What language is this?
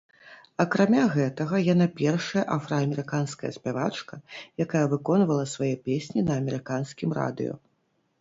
Belarusian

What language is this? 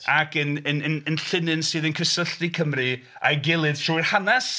Welsh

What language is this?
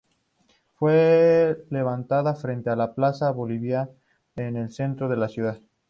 Spanish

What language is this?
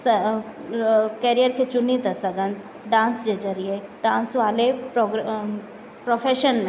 Sindhi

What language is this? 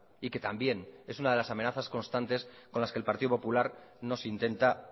Spanish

